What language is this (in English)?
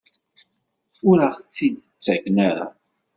Kabyle